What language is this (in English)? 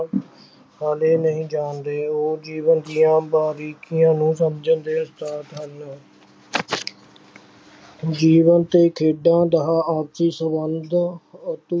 Punjabi